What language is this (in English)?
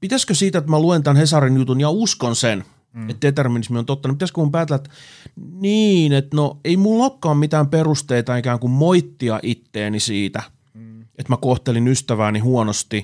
Finnish